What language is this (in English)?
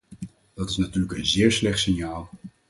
Dutch